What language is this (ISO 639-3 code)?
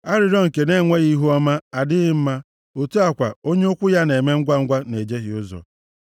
ibo